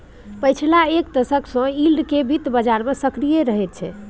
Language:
Maithili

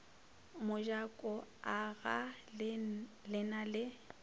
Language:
Northern Sotho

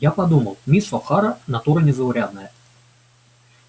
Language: Russian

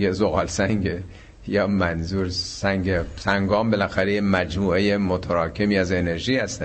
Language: Persian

